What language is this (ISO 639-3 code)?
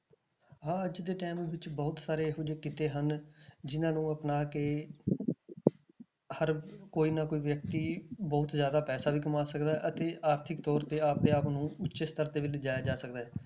pan